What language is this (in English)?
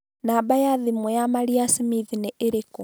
Kikuyu